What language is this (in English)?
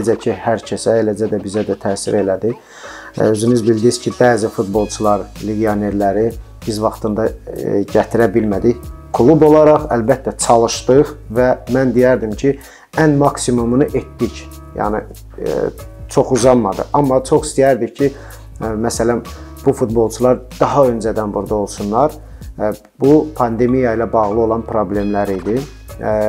Turkish